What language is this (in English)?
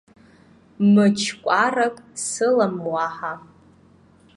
Abkhazian